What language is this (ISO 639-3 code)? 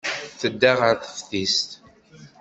kab